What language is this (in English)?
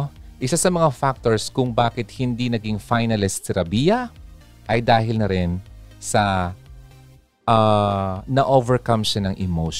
Filipino